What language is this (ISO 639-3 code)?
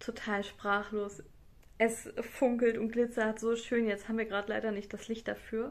deu